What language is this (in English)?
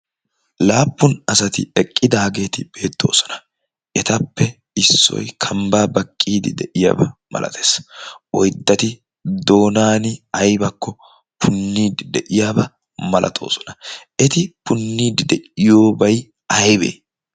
Wolaytta